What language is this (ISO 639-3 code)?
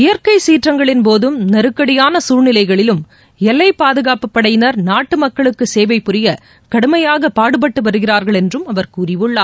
tam